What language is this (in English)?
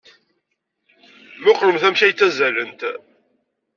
Kabyle